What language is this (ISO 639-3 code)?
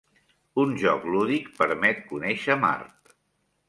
cat